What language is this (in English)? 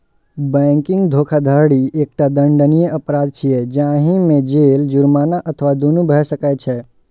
Maithili